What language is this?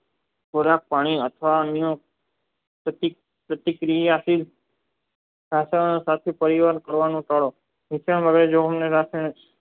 Gujarati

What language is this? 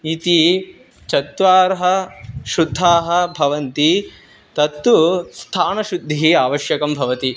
Sanskrit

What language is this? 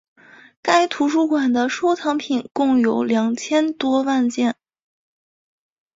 Chinese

